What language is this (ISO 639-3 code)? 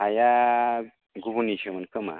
brx